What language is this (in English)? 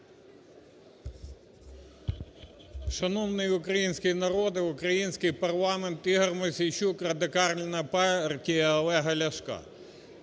Ukrainian